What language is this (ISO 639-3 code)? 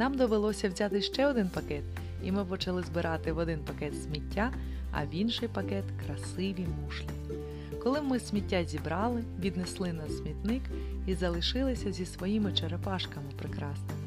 ukr